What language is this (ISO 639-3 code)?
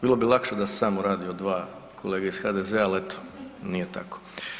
hrv